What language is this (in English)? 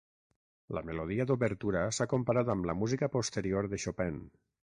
Catalan